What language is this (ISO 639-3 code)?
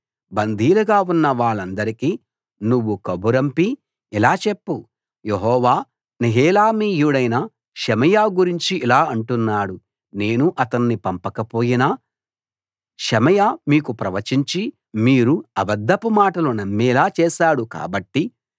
tel